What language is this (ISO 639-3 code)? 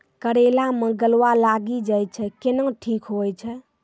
mai